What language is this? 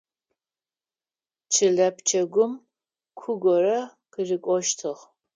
Adyghe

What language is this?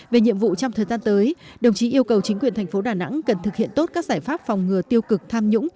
Vietnamese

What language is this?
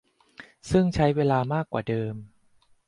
Thai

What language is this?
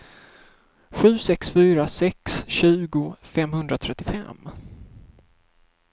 Swedish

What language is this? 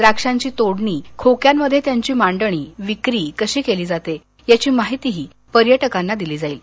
Marathi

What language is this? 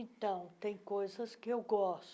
Portuguese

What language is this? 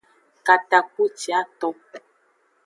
Aja (Benin)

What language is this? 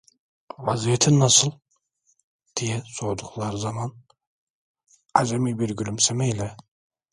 Turkish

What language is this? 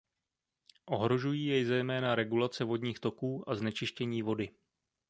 Czech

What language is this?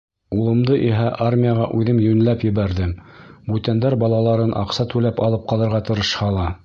Bashkir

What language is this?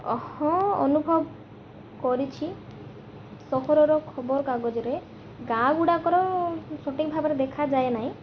Odia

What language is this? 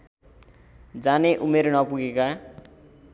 Nepali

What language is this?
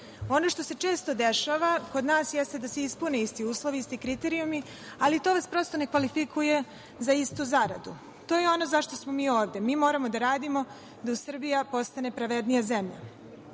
Serbian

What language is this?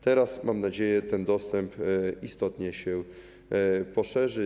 Polish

